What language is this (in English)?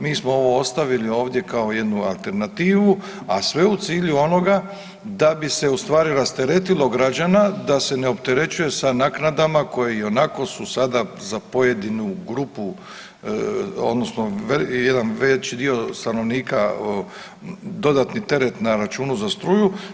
Croatian